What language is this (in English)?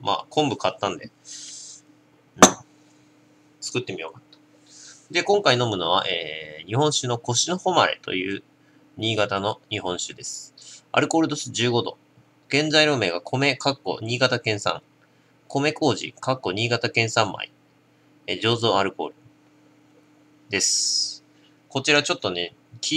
Japanese